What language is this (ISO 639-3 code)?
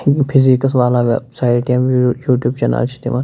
kas